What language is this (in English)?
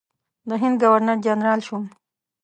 Pashto